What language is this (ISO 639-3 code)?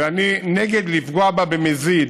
heb